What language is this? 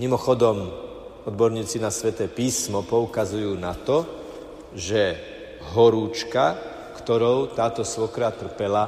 Slovak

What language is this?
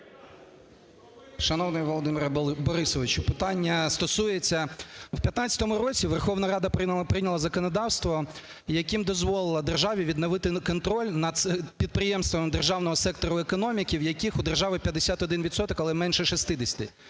Ukrainian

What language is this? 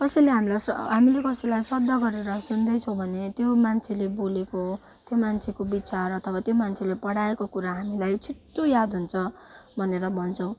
Nepali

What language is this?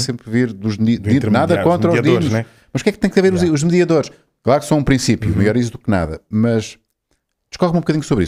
Portuguese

